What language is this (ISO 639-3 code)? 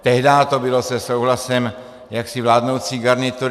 ces